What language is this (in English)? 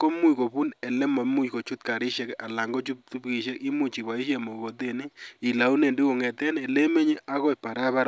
Kalenjin